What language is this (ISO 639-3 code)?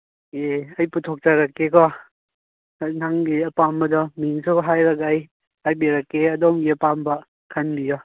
mni